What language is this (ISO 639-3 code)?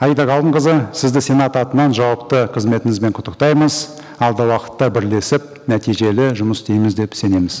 kaz